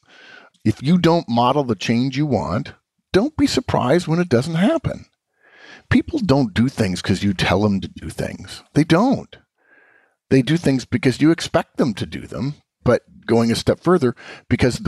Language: English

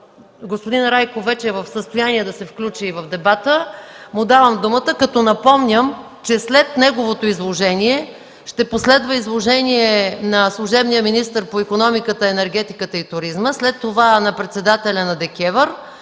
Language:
Bulgarian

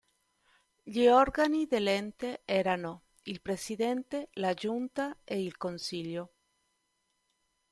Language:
Italian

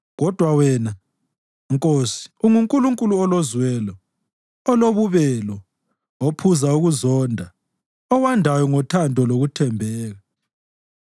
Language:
North Ndebele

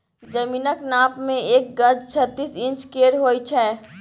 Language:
Maithili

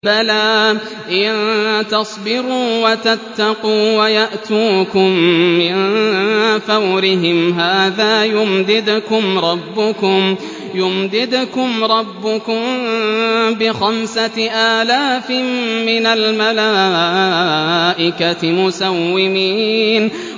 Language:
Arabic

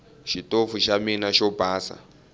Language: Tsonga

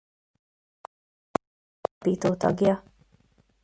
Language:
Hungarian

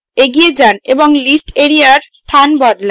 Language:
Bangla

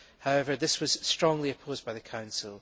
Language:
English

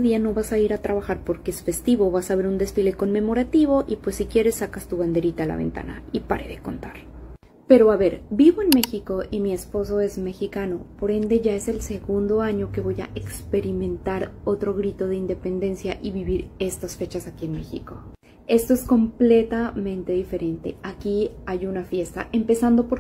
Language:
Spanish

